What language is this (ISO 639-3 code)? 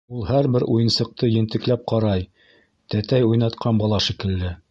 bak